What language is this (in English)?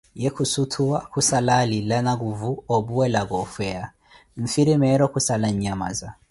Koti